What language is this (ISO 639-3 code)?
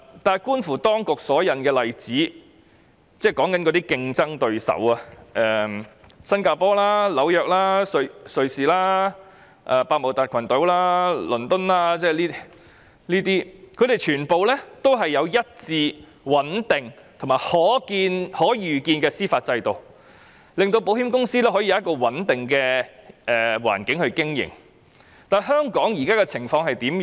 yue